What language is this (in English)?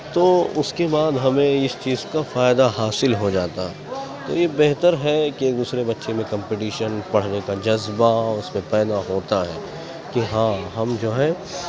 Urdu